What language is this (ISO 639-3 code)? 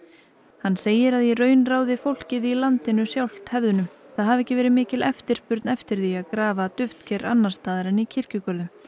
isl